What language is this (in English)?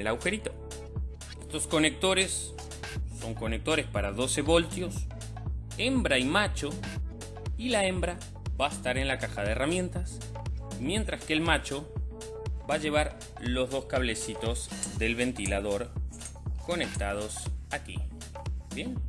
Spanish